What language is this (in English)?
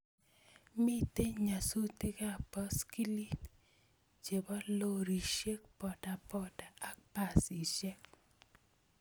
Kalenjin